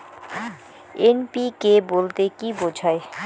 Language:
Bangla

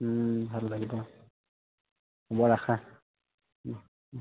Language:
Assamese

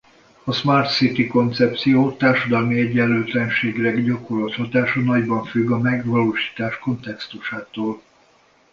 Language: Hungarian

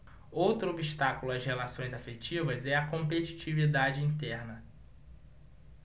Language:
Portuguese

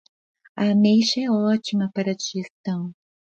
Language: Portuguese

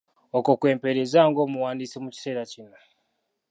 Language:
Ganda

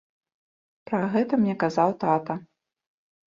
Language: Belarusian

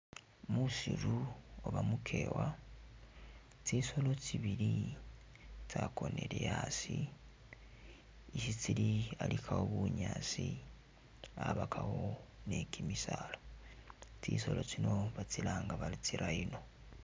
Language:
Masaaba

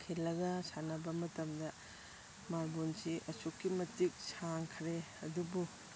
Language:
Manipuri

